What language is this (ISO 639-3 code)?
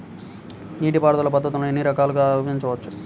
tel